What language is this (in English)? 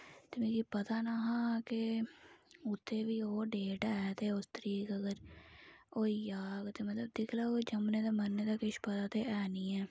Dogri